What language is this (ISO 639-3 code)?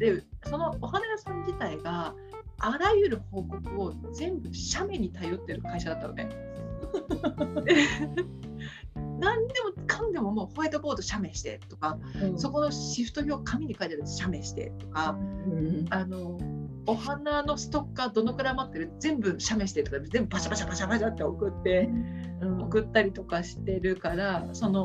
jpn